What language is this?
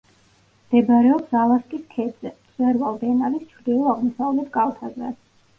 Georgian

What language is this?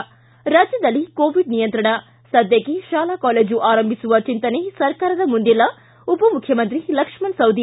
Kannada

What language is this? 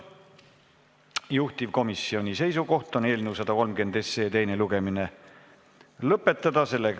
Estonian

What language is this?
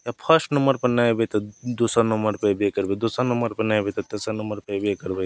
Maithili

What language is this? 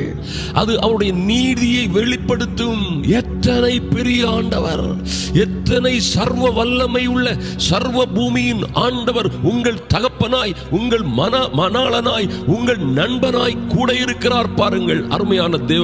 Tamil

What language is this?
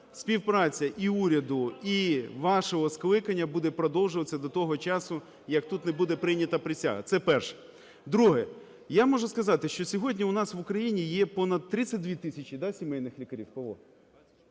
Ukrainian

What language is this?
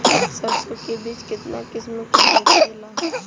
Bhojpuri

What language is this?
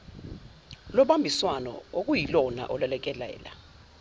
Zulu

